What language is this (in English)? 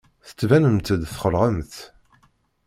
Kabyle